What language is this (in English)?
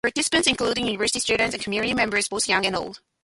English